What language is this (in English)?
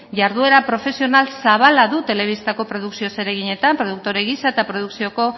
Basque